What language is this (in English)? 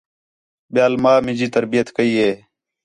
Khetrani